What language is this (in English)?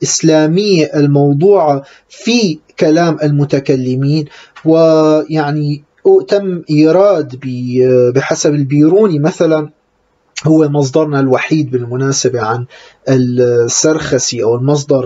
Arabic